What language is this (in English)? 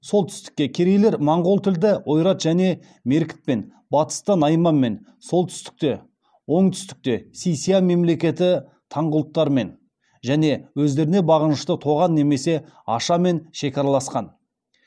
Kazakh